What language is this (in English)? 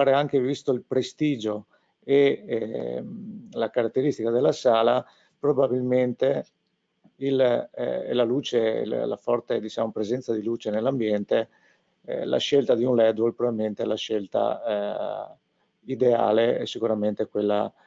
Italian